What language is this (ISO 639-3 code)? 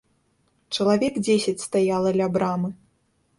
bel